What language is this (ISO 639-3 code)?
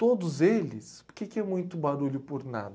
por